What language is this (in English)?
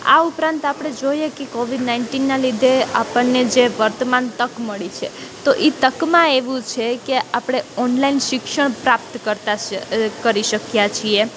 Gujarati